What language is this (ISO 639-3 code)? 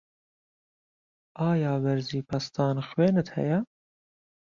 ckb